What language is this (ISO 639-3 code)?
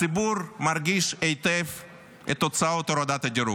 heb